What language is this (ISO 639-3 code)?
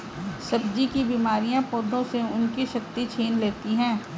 hin